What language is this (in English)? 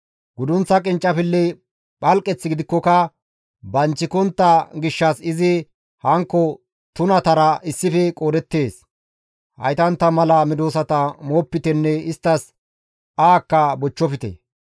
Gamo